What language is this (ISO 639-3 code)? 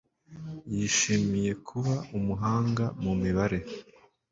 kin